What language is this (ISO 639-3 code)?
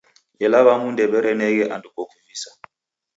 dav